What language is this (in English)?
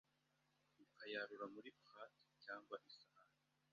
Kinyarwanda